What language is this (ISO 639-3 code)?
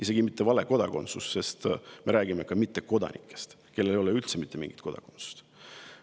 est